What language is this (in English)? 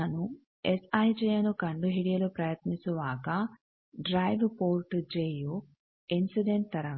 Kannada